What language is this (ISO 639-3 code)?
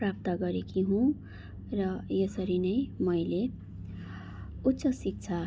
nep